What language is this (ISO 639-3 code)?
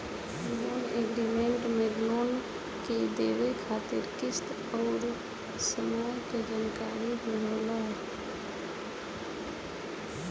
bho